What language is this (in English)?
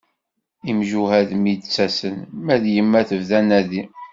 Kabyle